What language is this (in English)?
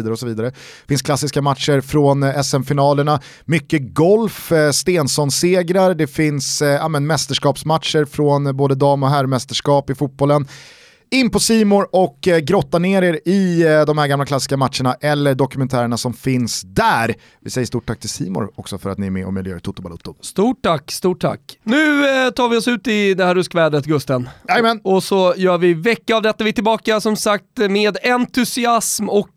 Swedish